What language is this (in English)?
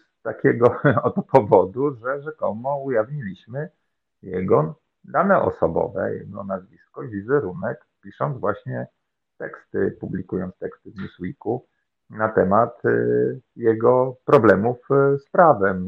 Polish